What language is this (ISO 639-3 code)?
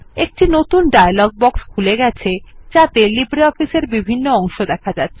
ben